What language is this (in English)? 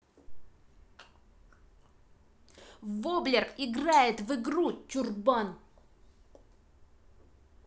Russian